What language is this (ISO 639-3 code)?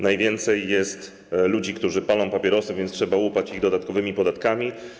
pol